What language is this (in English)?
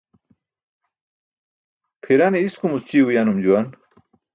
Burushaski